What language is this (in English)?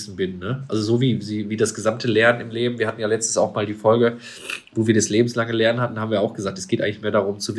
German